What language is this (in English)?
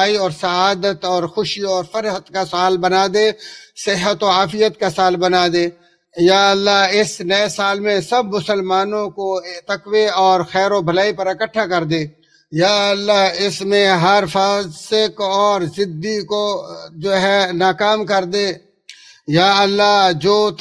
Hindi